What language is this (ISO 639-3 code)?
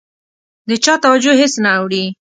pus